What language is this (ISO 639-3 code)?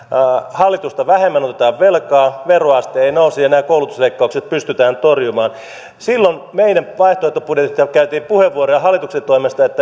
fin